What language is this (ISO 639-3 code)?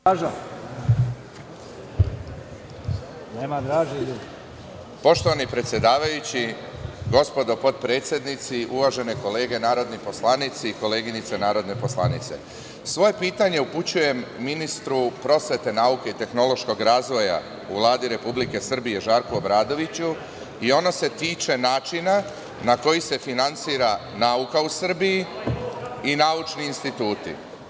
srp